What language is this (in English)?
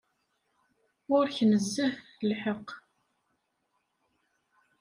Kabyle